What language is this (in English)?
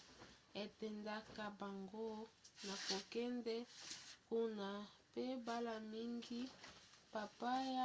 Lingala